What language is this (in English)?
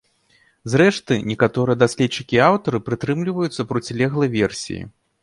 Belarusian